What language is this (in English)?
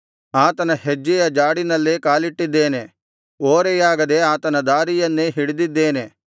Kannada